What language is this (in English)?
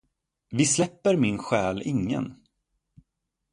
Swedish